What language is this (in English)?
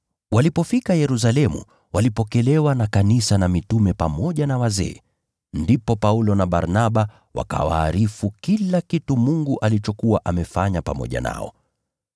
Swahili